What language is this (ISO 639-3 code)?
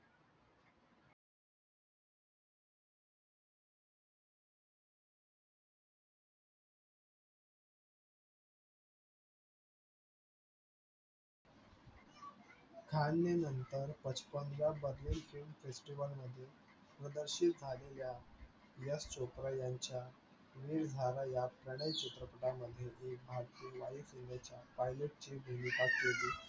mar